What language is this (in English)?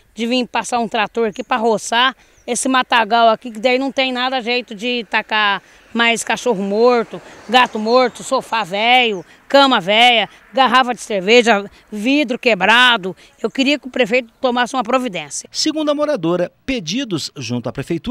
Portuguese